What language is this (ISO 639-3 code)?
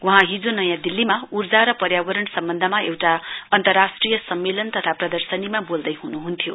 nep